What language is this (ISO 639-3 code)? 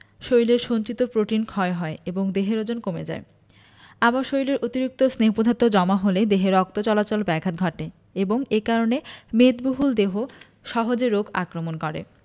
ben